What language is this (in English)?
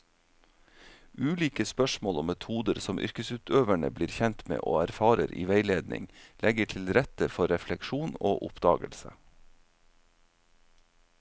Norwegian